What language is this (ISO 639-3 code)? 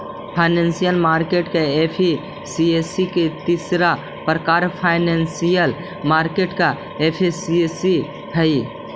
mag